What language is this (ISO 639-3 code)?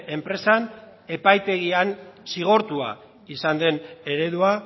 eus